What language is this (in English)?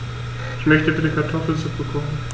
German